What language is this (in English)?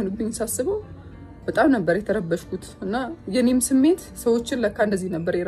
Arabic